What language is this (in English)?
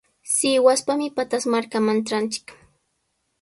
Sihuas Ancash Quechua